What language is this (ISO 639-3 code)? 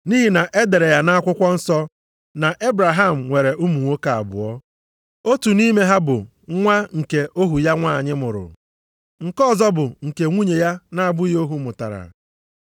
ibo